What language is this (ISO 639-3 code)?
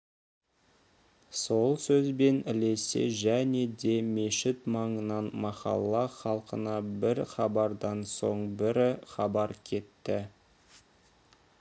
kaz